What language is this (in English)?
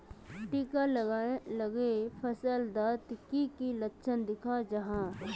Magahi